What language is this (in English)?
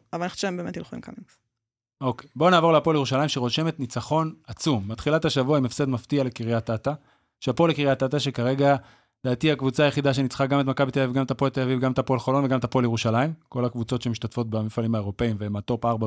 Hebrew